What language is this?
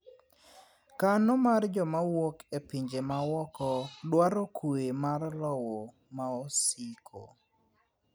Luo (Kenya and Tanzania)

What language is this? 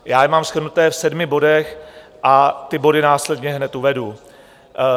Czech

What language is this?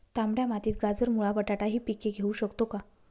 Marathi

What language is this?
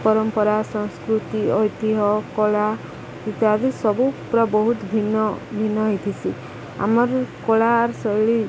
Odia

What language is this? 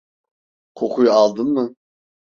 Turkish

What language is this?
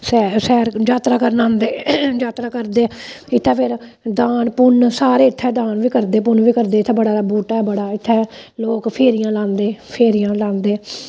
Dogri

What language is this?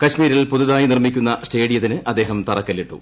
Malayalam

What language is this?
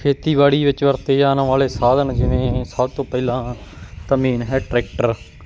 Punjabi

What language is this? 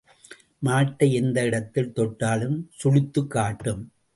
Tamil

